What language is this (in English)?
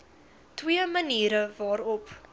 Afrikaans